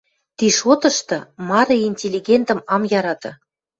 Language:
Western Mari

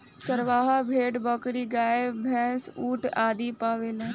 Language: Bhojpuri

